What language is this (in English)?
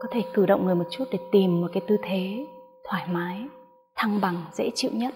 Vietnamese